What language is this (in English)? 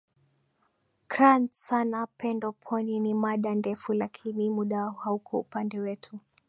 Swahili